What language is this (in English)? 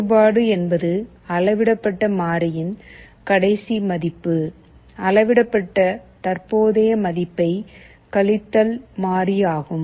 Tamil